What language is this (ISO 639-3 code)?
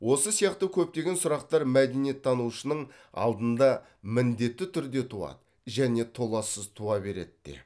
kaz